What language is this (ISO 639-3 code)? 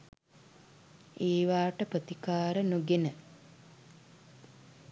sin